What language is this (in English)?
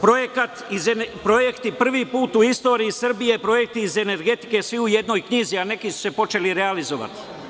Serbian